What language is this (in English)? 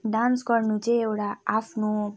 Nepali